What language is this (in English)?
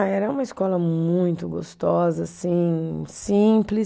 Portuguese